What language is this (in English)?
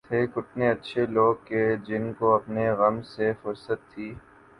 Urdu